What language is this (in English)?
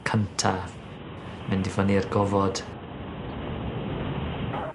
Welsh